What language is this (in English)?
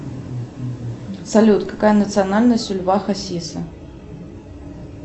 Russian